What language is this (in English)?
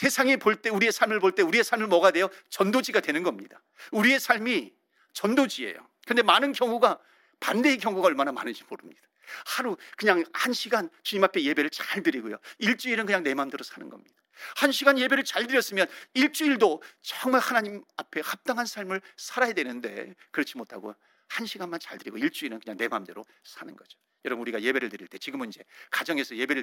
Korean